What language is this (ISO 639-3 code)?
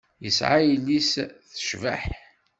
kab